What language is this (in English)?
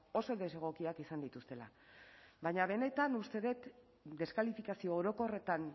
Basque